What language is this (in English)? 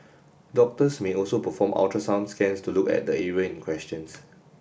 English